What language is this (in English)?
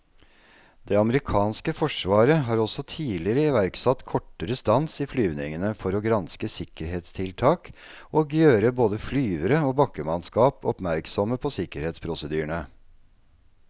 Norwegian